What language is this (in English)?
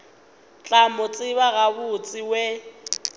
Northern Sotho